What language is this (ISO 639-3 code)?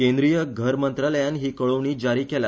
kok